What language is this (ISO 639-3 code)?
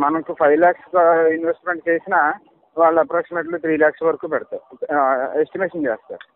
tel